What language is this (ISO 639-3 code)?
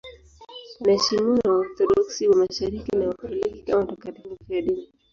swa